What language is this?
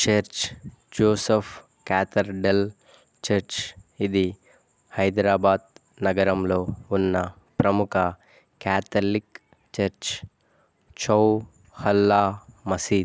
Telugu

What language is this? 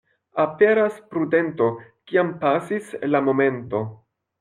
Esperanto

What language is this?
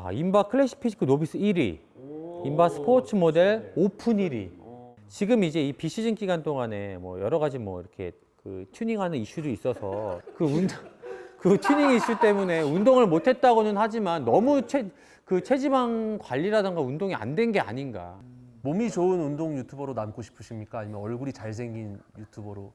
Korean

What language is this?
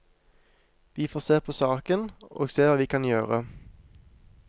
Norwegian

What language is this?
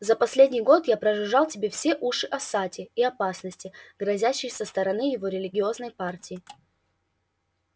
Russian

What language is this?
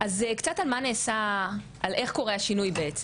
Hebrew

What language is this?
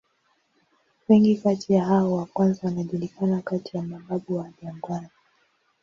Swahili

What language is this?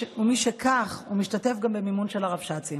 Hebrew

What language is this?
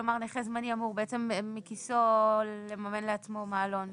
Hebrew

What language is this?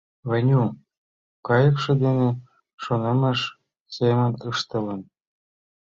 Mari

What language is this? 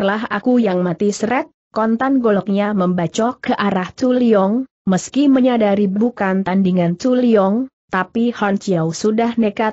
Indonesian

